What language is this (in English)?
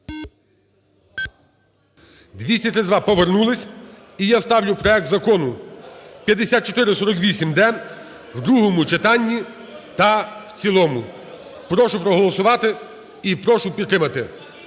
Ukrainian